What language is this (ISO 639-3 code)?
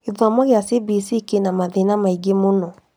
kik